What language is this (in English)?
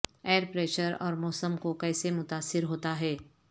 Urdu